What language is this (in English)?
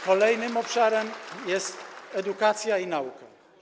Polish